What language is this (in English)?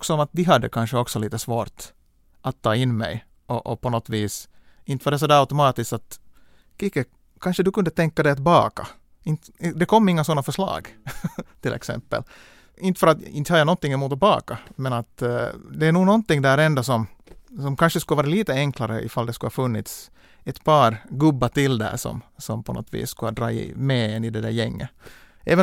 Swedish